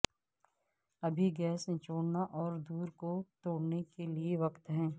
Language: Urdu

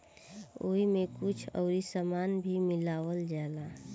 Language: Bhojpuri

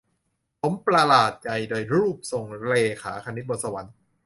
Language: Thai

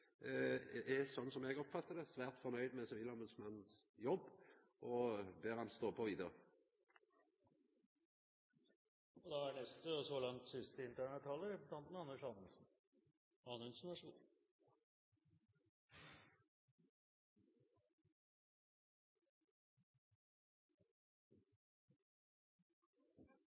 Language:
Norwegian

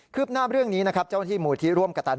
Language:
Thai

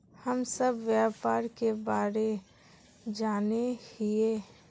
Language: Magahi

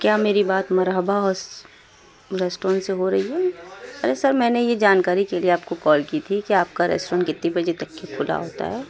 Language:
Urdu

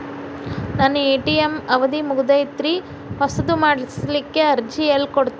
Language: Kannada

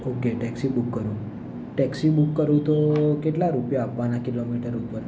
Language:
Gujarati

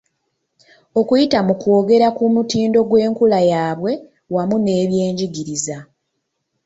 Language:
Ganda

